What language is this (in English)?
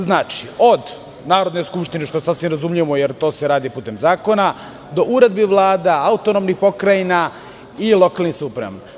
Serbian